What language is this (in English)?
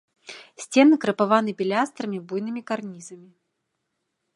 Belarusian